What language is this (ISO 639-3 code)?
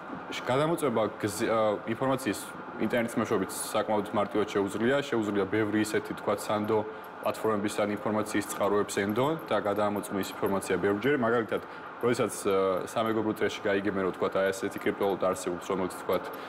ron